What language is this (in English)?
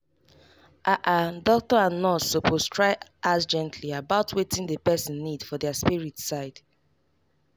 Nigerian Pidgin